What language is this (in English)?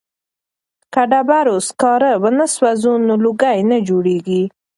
Pashto